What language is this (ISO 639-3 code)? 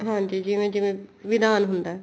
pan